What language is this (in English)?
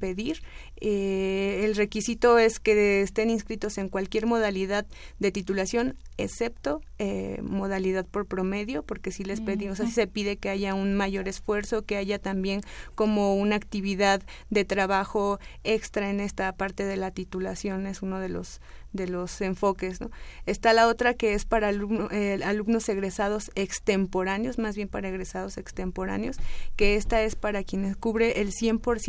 Spanish